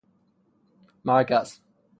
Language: Persian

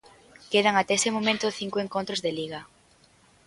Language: Galician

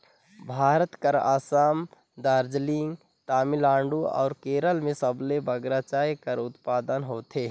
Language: Chhattisgarhi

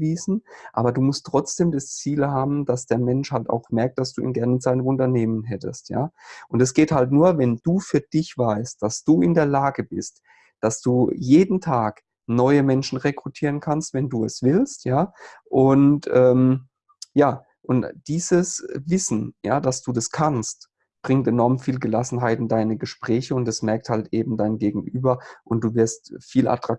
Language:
German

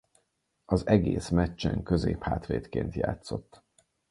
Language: Hungarian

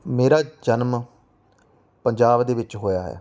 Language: Punjabi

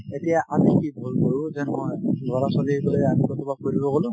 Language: Assamese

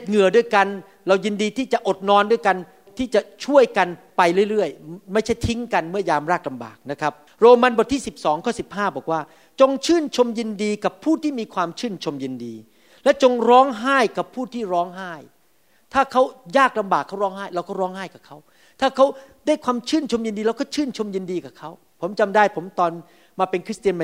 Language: Thai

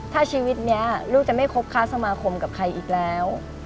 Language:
Thai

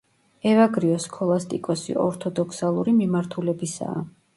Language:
Georgian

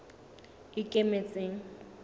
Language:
Southern Sotho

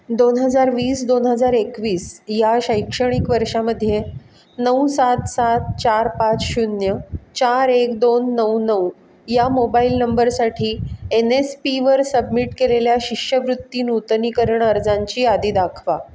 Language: Marathi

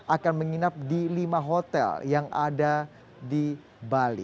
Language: Indonesian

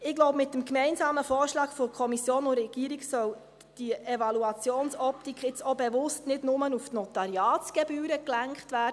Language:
Swiss German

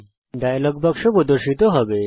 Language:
Bangla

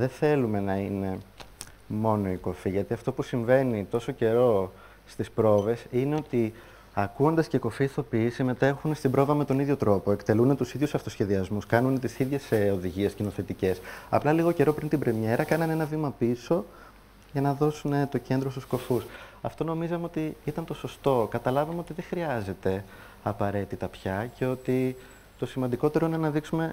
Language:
Greek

